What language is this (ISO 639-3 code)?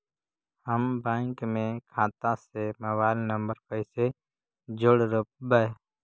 mag